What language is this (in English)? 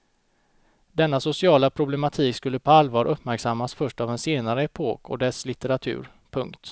Swedish